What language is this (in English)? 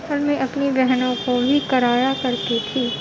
Urdu